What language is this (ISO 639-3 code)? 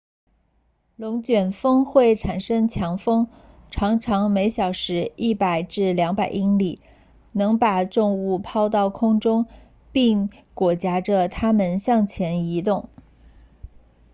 zho